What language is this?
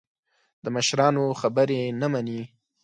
Pashto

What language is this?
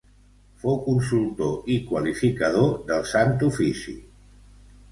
Catalan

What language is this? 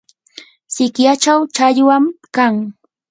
Yanahuanca Pasco Quechua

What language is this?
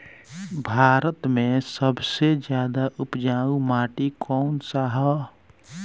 Bhojpuri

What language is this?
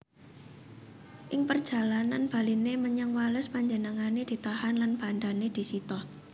Javanese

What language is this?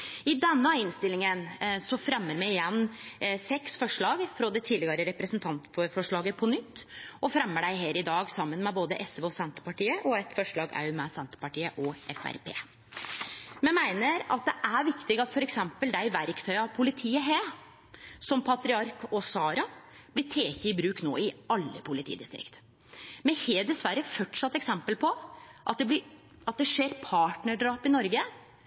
Norwegian Nynorsk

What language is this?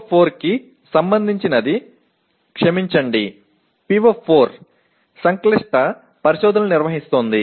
Telugu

